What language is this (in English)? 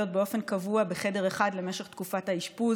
Hebrew